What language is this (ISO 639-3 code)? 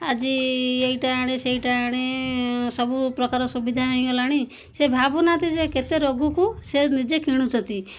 ori